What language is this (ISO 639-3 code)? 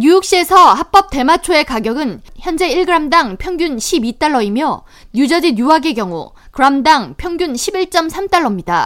kor